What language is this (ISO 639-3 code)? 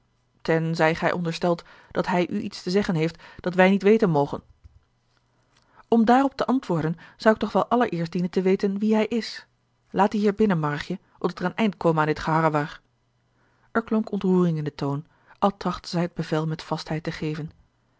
nld